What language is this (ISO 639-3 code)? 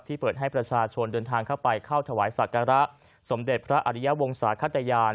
tha